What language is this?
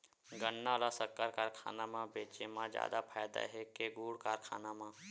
Chhattisgarhi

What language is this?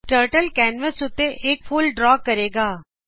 Punjabi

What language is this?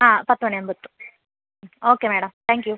Malayalam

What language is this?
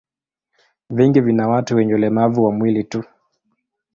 Swahili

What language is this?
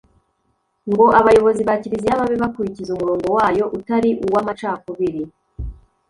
Kinyarwanda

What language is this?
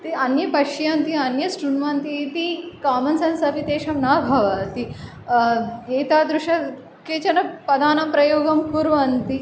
Sanskrit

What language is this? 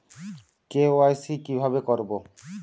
Bangla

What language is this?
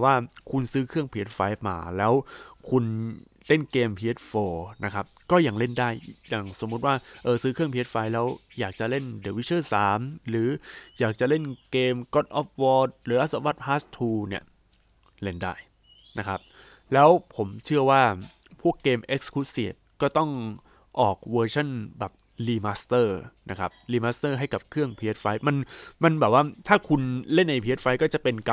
Thai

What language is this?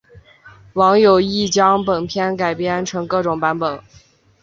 Chinese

